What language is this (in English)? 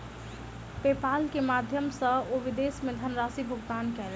Maithili